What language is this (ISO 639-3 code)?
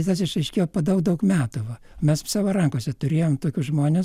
lit